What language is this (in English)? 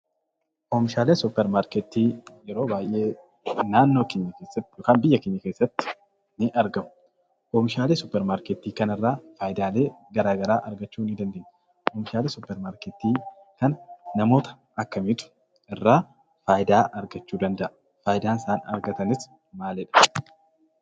Oromo